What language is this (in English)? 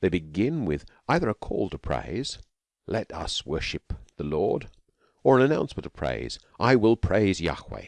English